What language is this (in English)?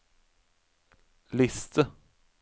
Norwegian